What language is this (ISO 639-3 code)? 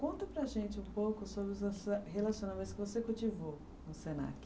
por